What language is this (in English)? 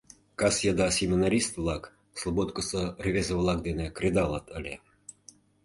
Mari